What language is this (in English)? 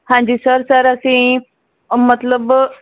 Punjabi